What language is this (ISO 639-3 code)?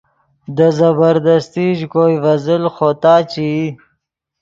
ydg